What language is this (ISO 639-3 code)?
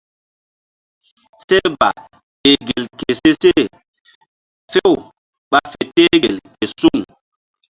mdd